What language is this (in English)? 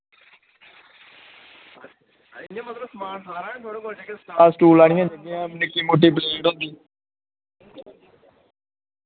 Dogri